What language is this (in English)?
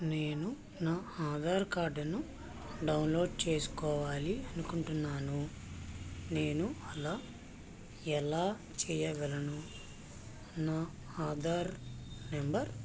Telugu